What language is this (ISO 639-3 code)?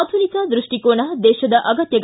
kan